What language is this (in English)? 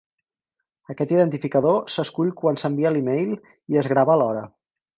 Catalan